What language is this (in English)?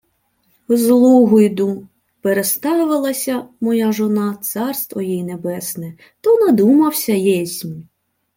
Ukrainian